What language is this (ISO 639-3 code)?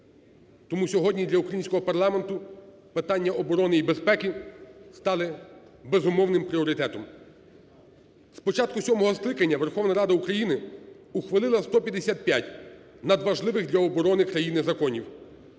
ukr